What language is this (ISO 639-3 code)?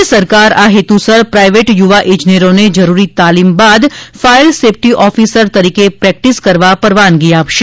guj